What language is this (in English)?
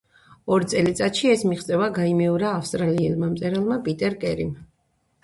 Georgian